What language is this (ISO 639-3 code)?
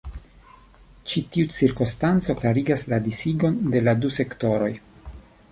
epo